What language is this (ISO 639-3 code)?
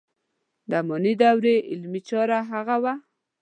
pus